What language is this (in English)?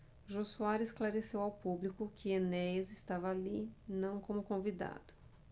Portuguese